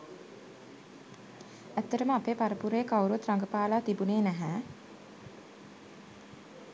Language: Sinhala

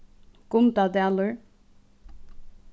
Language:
Faroese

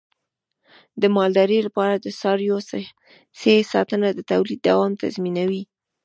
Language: Pashto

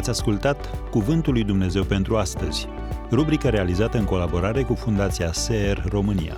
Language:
Romanian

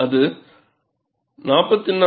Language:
Tamil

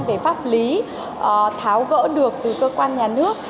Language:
Vietnamese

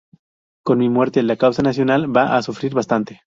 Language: Spanish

